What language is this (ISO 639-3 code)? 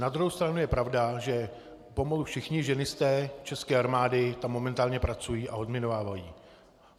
ces